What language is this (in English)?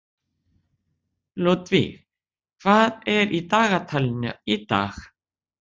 Icelandic